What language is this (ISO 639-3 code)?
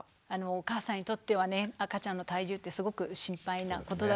jpn